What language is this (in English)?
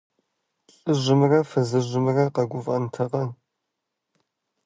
Kabardian